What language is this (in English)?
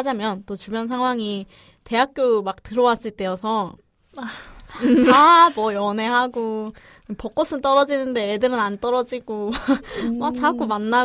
Korean